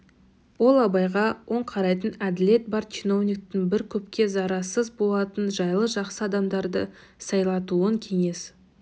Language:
Kazakh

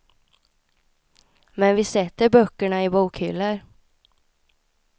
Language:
Swedish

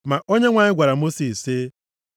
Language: Igbo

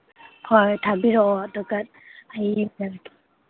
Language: Manipuri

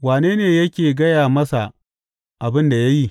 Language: Hausa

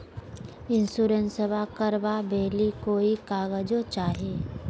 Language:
Magahi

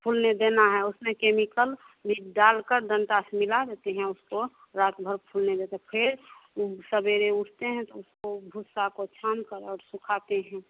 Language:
Hindi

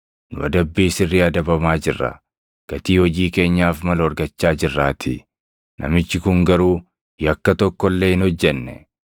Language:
Oromo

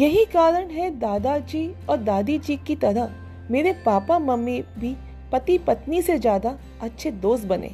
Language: Hindi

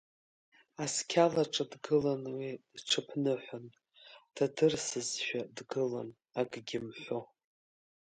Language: Abkhazian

